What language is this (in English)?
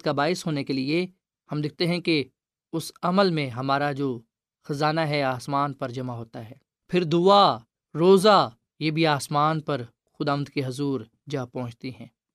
Urdu